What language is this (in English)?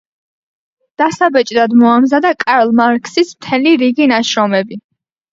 Georgian